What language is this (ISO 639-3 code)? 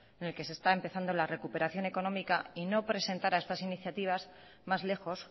spa